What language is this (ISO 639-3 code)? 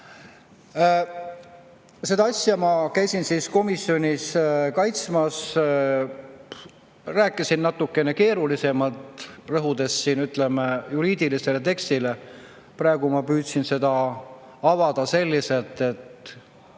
est